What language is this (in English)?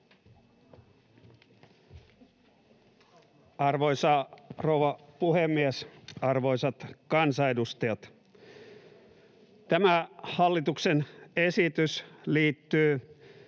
Finnish